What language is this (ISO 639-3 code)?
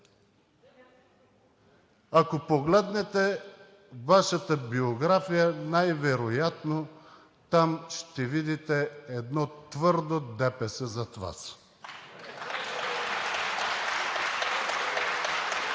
bul